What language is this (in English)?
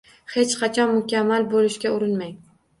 Uzbek